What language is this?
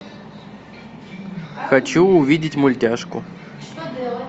Russian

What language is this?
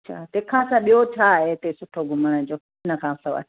Sindhi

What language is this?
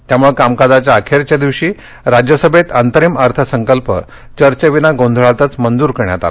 Marathi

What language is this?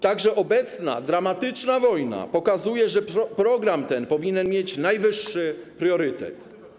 Polish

